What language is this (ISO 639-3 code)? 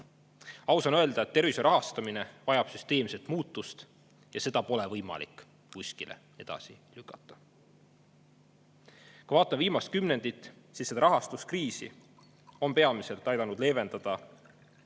est